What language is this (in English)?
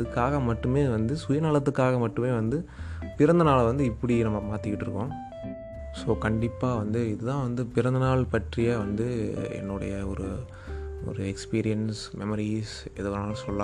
Tamil